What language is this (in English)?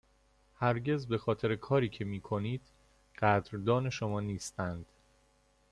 Persian